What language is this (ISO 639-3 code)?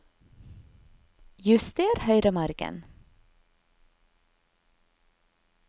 nor